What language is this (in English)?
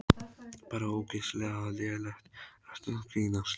Icelandic